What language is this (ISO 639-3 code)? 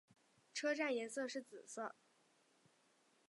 zho